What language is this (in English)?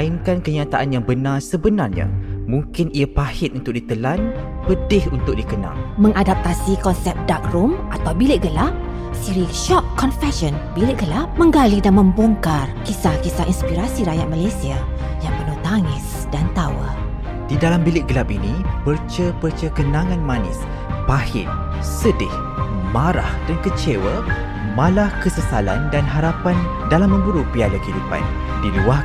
Malay